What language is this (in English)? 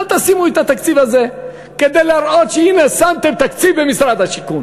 Hebrew